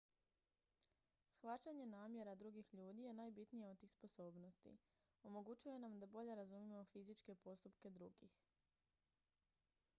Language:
Croatian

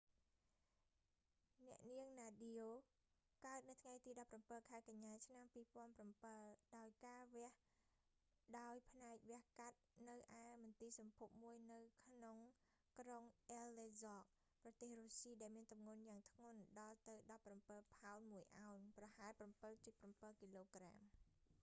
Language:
Khmer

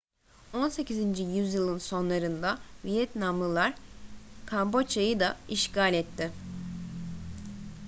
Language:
Turkish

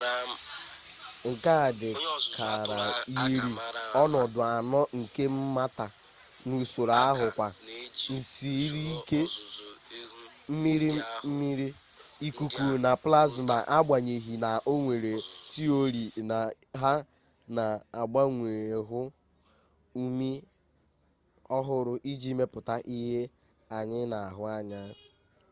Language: Igbo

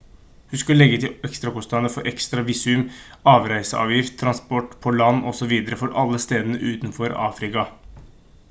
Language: Norwegian Bokmål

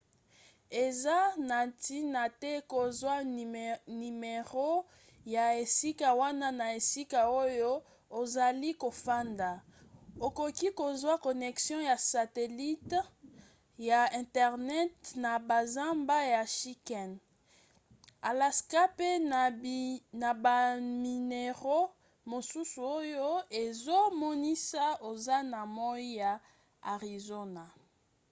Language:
Lingala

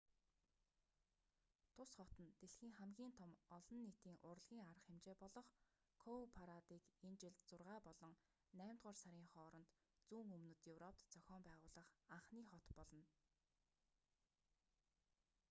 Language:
Mongolian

